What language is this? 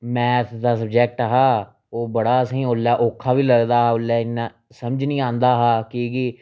Dogri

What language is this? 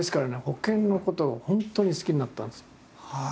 Japanese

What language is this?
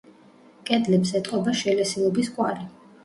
Georgian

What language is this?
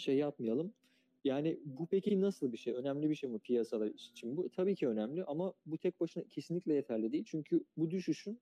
Turkish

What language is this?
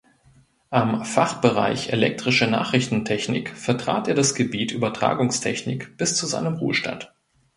German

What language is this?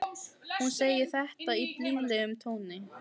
Icelandic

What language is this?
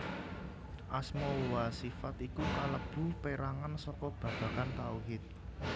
Javanese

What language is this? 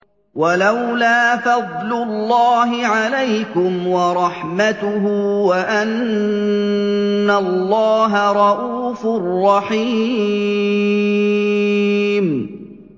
Arabic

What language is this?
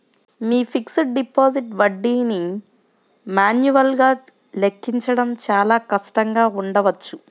Telugu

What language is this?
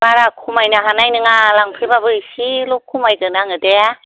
Bodo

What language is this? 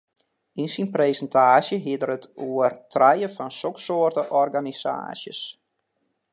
Western Frisian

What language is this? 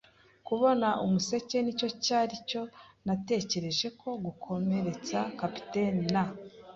Kinyarwanda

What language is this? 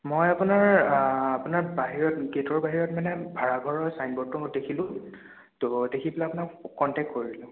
Assamese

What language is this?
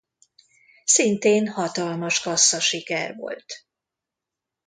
Hungarian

